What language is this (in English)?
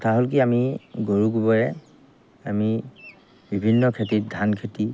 Assamese